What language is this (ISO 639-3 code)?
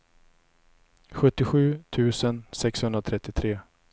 swe